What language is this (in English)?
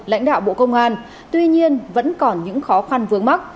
Vietnamese